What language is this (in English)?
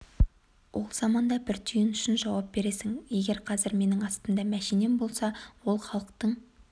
Kazakh